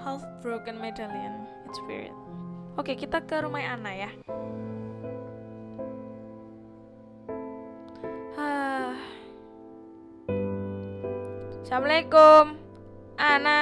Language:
Indonesian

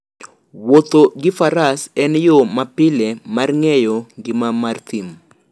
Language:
Luo (Kenya and Tanzania)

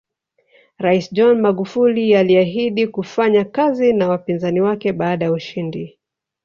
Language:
Swahili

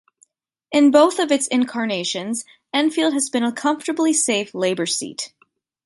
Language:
English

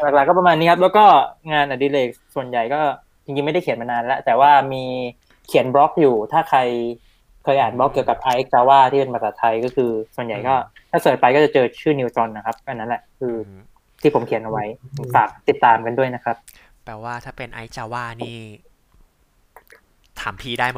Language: Thai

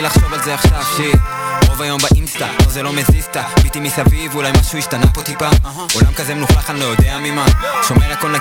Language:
Hebrew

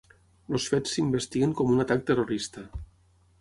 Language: Catalan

